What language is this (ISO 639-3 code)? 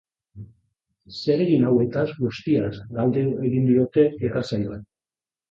eus